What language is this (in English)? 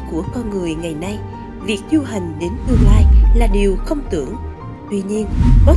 Vietnamese